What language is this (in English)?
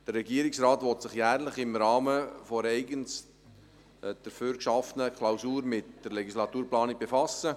Swiss German